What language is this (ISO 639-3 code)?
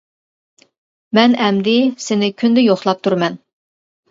uig